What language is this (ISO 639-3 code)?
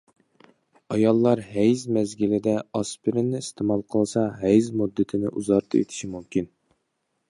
uig